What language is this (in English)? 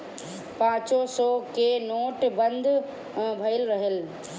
Bhojpuri